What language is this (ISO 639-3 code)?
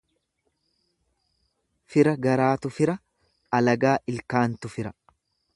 orm